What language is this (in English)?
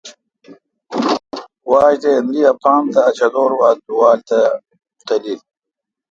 Kalkoti